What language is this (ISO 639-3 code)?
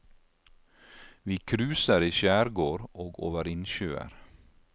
nor